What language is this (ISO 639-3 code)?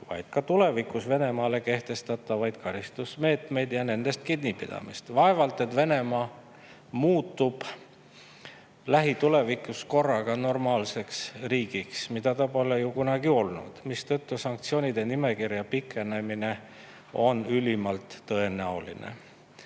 est